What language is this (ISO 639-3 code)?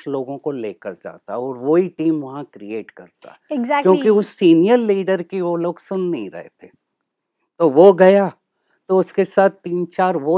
hin